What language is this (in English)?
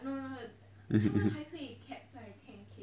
English